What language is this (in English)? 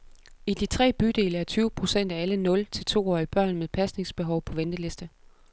Danish